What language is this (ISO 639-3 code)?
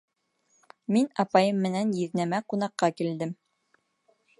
bak